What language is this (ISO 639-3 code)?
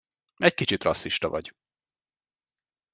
hun